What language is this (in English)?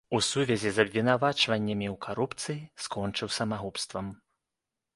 Belarusian